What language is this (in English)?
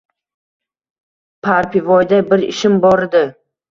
Uzbek